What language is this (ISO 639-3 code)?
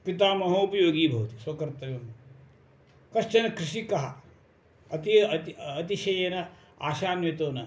san